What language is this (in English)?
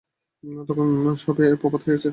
Bangla